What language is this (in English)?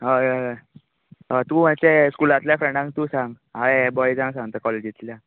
Konkani